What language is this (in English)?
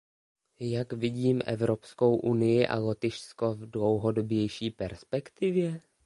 Czech